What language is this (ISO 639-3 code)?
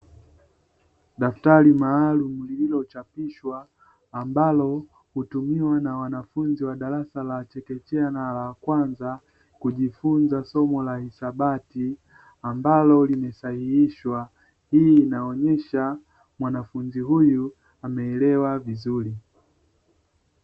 swa